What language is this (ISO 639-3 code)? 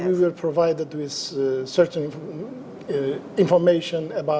ind